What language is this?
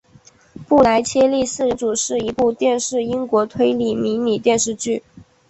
Chinese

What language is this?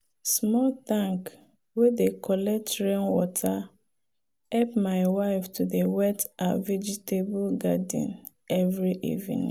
Nigerian Pidgin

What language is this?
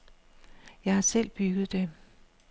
Danish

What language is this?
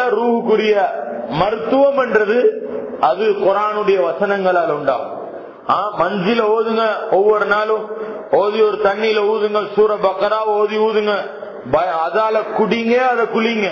Arabic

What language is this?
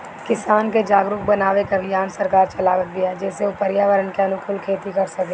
Bhojpuri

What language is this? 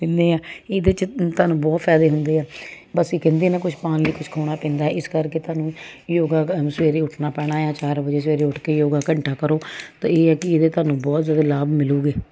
Punjabi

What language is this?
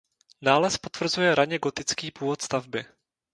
Czech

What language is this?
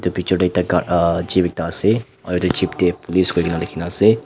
Naga Pidgin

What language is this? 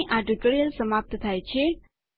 Gujarati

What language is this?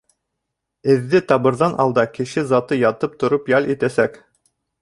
Bashkir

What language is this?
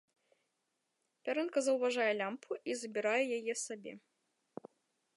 Belarusian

